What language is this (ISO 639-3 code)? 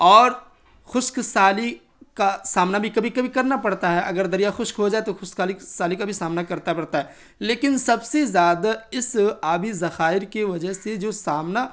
urd